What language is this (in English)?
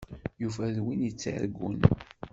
Kabyle